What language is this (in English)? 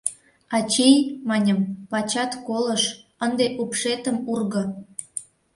Mari